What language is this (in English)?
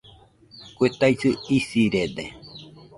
Nüpode Huitoto